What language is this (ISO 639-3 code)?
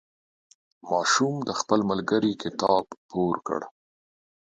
pus